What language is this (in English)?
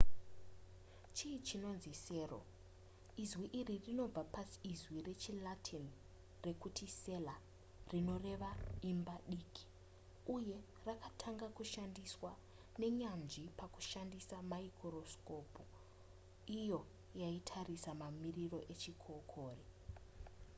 Shona